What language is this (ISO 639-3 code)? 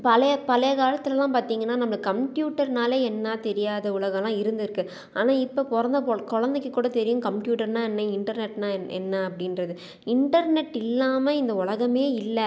tam